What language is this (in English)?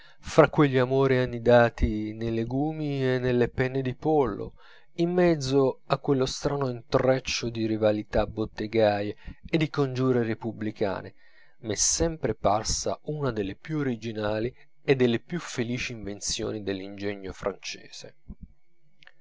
Italian